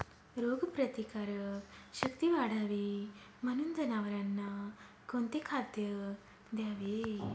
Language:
Marathi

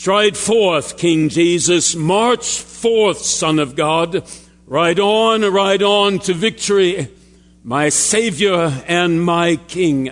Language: English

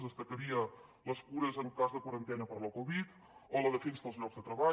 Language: Catalan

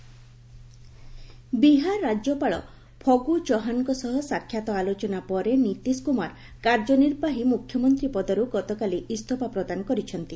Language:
Odia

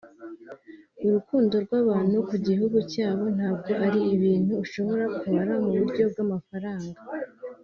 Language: Kinyarwanda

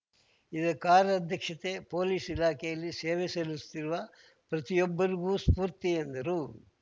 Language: Kannada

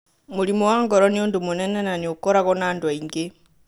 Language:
Kikuyu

